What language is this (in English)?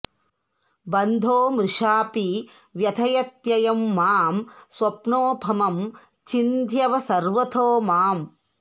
Sanskrit